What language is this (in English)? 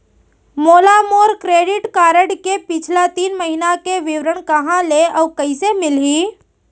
Chhattisgarhi